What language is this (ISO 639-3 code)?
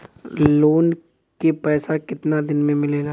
bho